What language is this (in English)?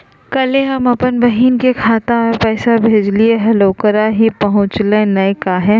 Magahi